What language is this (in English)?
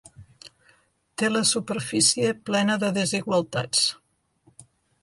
Catalan